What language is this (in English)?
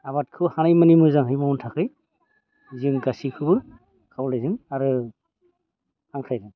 Bodo